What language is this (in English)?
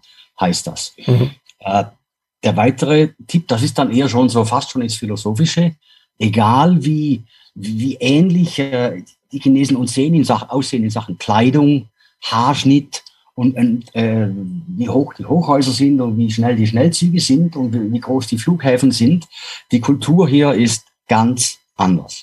German